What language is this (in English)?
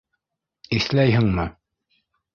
Bashkir